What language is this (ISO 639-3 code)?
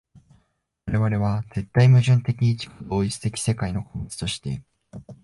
jpn